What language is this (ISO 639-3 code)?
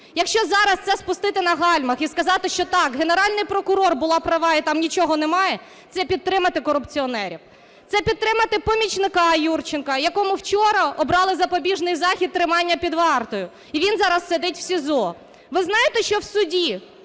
ukr